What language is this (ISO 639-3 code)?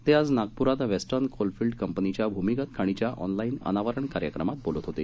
mar